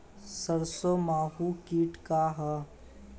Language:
Bhojpuri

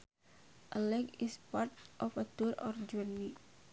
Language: Sundanese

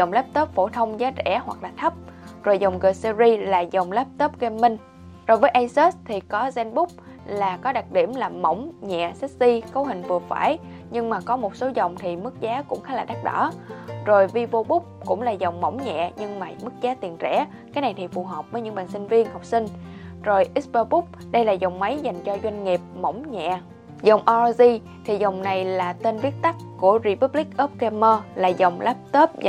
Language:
Vietnamese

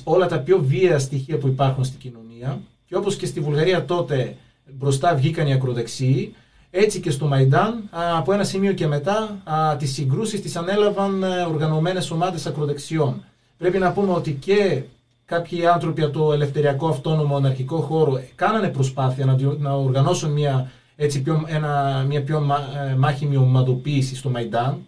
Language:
Greek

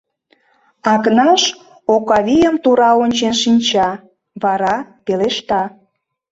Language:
Mari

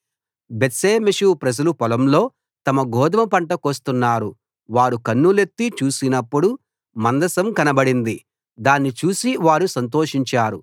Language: Telugu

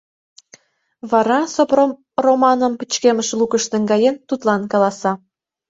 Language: Mari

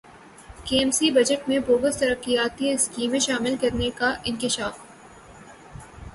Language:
Urdu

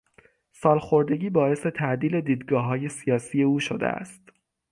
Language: Persian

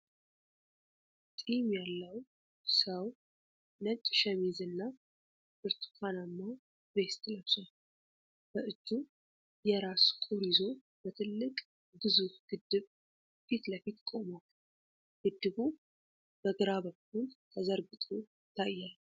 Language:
Amharic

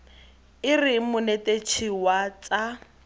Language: Tswana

